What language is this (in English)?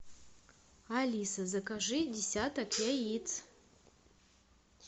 Russian